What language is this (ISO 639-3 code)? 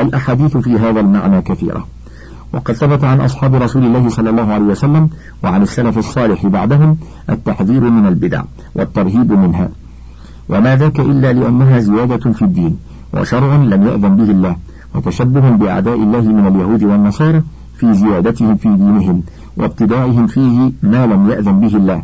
ara